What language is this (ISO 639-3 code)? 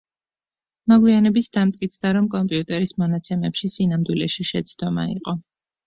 kat